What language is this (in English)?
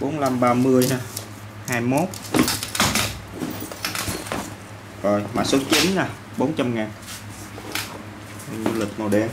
Vietnamese